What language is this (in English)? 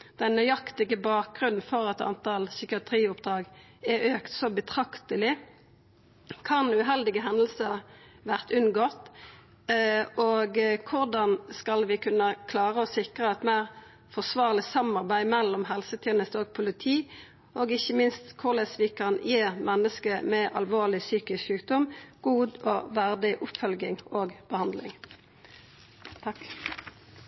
Norwegian Nynorsk